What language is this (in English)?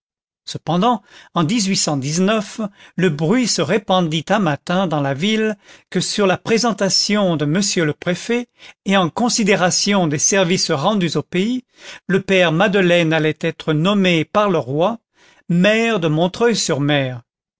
French